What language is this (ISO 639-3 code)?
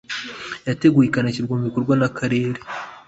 kin